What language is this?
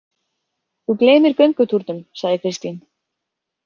Icelandic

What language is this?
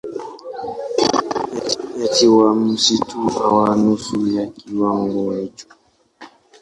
Swahili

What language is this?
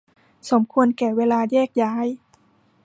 Thai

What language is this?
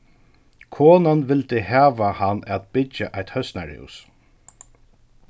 Faroese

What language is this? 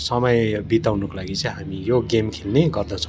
Nepali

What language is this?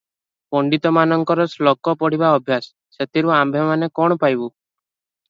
Odia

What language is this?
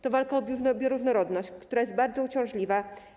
Polish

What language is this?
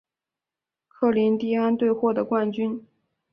Chinese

